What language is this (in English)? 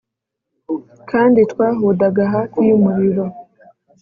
Kinyarwanda